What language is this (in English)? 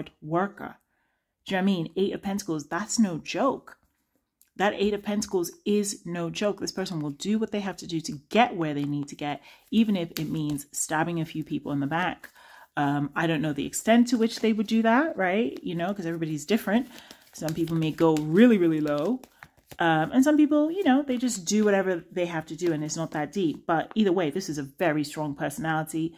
English